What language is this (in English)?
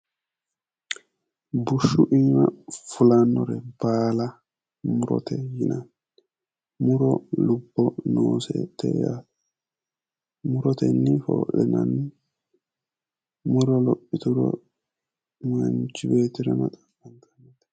Sidamo